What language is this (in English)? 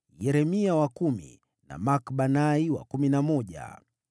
Swahili